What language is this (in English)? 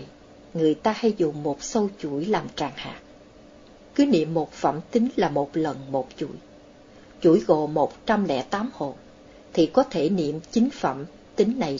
Vietnamese